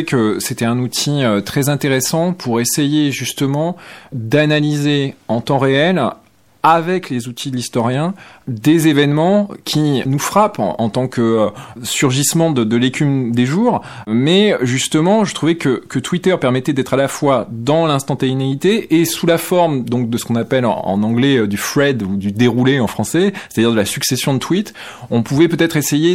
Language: French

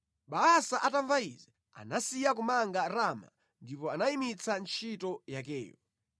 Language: Nyanja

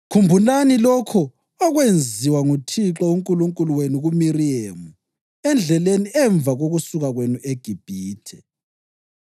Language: North Ndebele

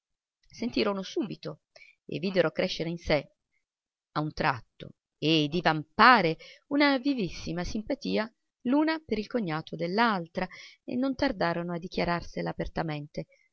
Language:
Italian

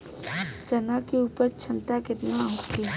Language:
Bhojpuri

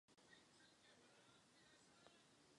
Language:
Czech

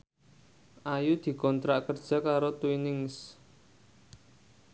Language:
Javanese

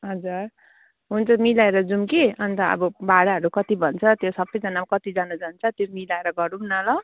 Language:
Nepali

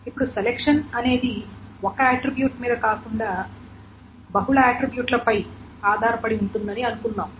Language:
Telugu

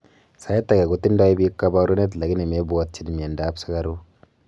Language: Kalenjin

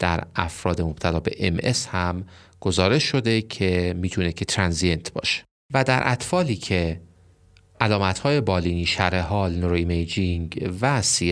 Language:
Persian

